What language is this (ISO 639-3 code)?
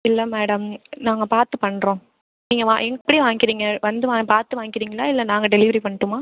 tam